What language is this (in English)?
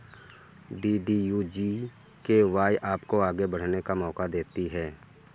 Hindi